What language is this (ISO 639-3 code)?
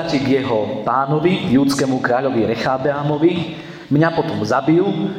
slk